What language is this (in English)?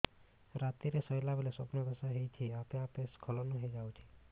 Odia